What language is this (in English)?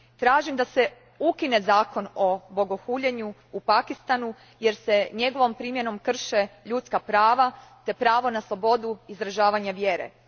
Croatian